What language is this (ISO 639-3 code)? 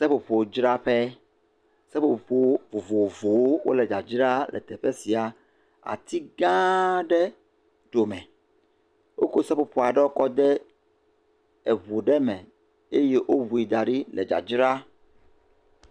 ewe